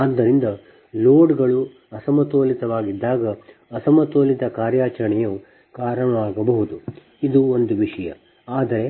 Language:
Kannada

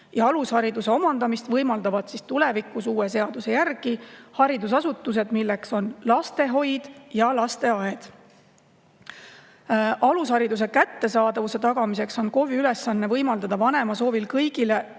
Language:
Estonian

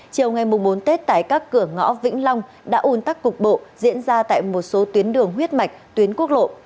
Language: Vietnamese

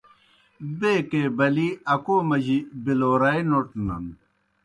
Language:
Kohistani Shina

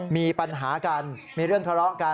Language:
Thai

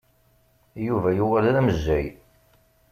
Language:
Kabyle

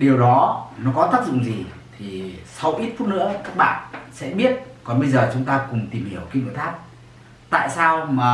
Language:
Vietnamese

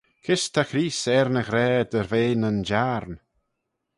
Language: Manx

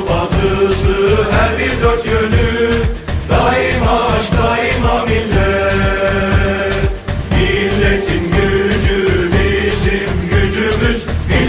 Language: Turkish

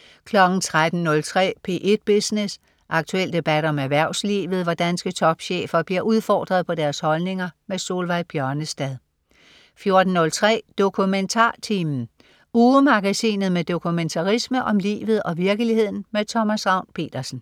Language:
Danish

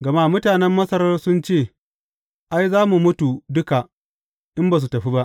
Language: Hausa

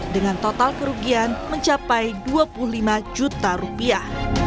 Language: Indonesian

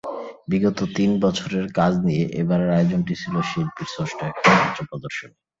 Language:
Bangla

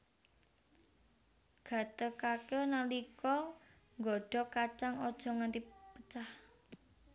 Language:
Javanese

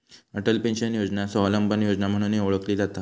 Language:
Marathi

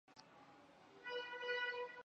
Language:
Chinese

